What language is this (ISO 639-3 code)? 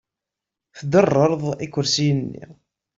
kab